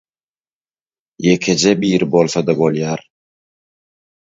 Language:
Turkmen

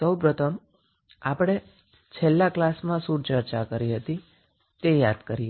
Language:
Gujarati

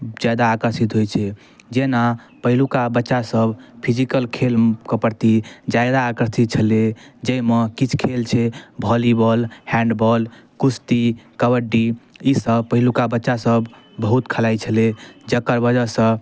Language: Maithili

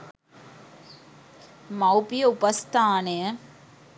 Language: Sinhala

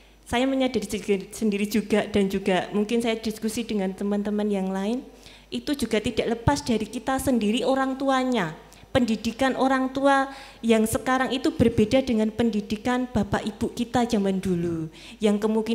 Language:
Indonesian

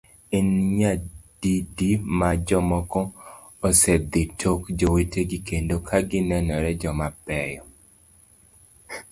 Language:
Luo (Kenya and Tanzania)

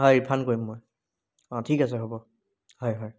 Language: Assamese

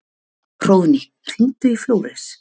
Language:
Icelandic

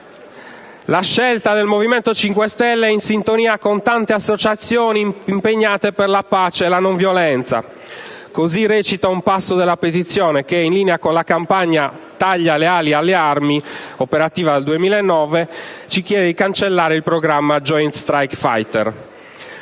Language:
Italian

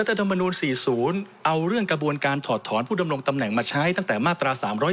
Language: Thai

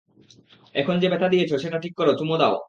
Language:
Bangla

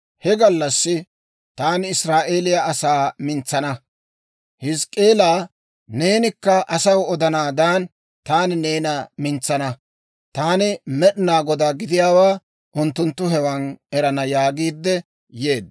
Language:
Dawro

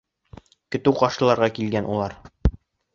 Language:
Bashkir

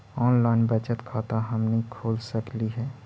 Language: Magahi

